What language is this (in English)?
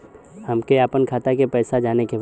Bhojpuri